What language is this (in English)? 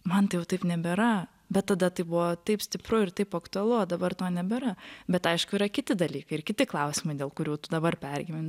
Lithuanian